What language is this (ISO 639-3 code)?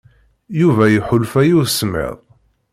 kab